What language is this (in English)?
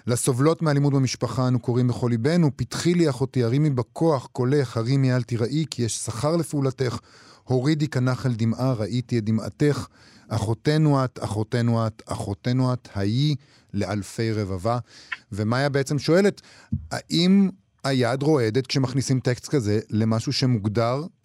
Hebrew